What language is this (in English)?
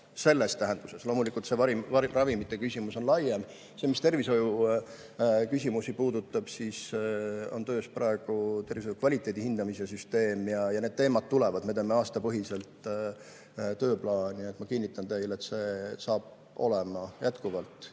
Estonian